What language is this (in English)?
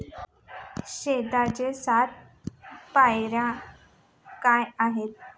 Marathi